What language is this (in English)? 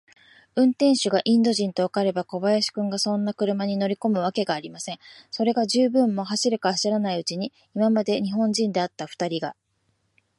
Japanese